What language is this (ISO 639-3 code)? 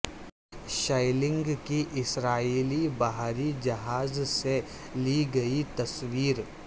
urd